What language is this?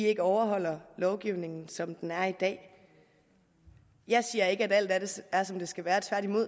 Danish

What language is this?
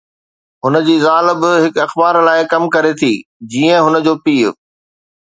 Sindhi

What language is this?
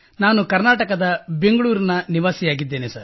Kannada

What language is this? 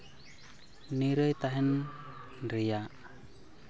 Santali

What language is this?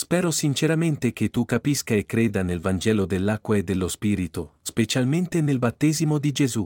Italian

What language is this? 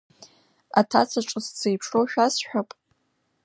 Abkhazian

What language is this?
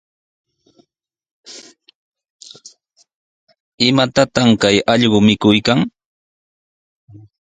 Sihuas Ancash Quechua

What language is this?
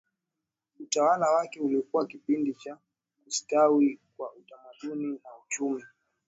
Swahili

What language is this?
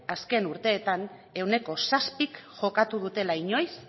Basque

